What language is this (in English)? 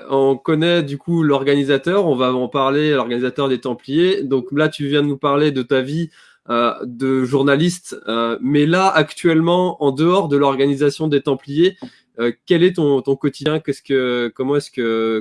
French